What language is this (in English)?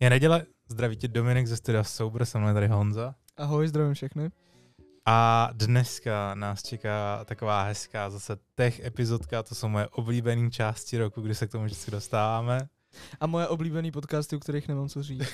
Czech